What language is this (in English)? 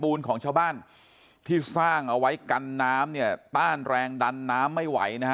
Thai